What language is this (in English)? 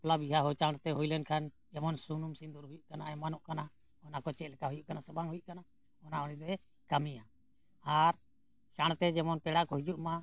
Santali